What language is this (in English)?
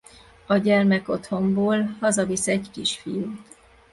Hungarian